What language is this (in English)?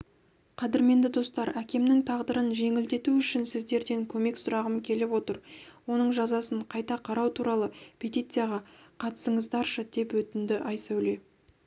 Kazakh